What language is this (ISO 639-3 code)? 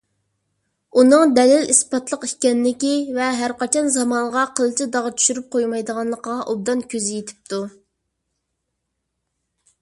uig